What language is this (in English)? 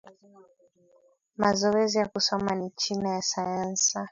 Swahili